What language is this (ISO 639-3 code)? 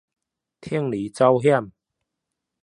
nan